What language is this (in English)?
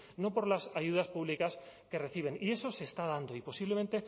Spanish